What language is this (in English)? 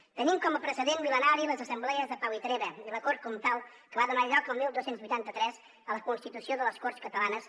Catalan